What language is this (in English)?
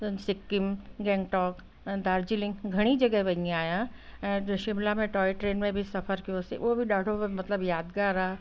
Sindhi